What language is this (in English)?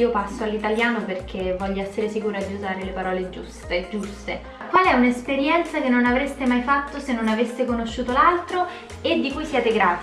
Italian